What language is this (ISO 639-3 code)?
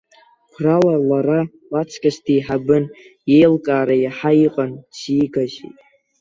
abk